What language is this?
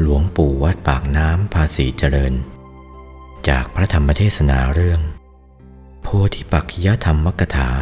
Thai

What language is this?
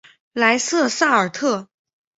Chinese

